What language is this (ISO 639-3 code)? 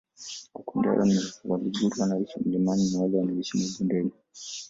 swa